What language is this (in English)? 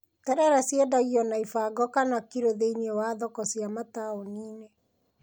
Kikuyu